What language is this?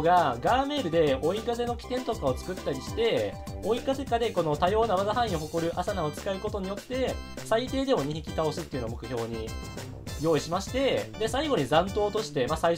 Japanese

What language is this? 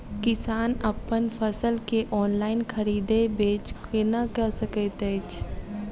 Maithili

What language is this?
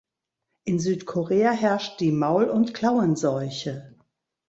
German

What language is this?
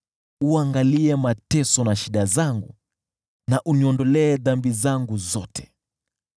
Swahili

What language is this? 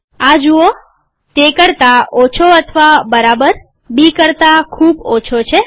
Gujarati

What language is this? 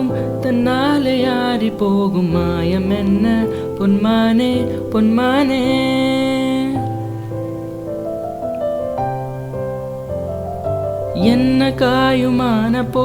Telugu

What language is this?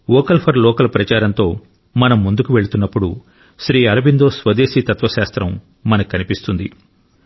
Telugu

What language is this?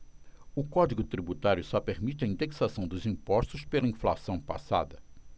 Portuguese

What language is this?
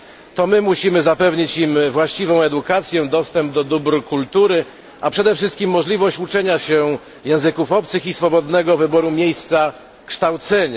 Polish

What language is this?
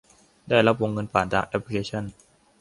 Thai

